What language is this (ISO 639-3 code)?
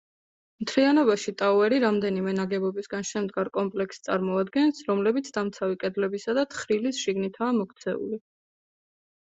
kat